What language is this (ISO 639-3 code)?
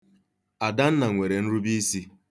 ibo